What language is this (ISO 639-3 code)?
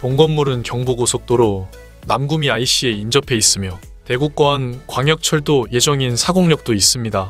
kor